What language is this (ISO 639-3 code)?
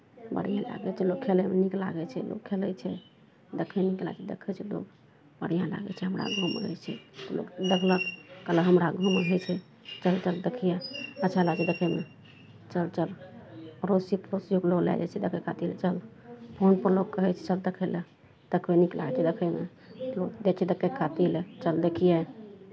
mai